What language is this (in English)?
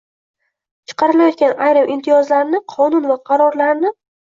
Uzbek